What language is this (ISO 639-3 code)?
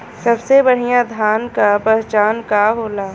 bho